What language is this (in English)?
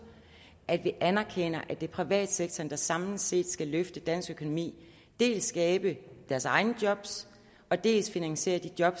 Danish